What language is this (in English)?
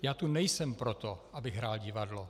Czech